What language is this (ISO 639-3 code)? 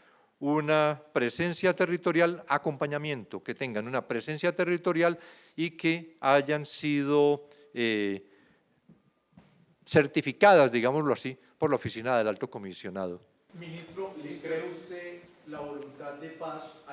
spa